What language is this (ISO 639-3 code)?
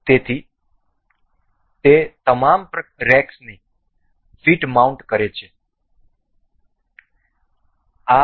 guj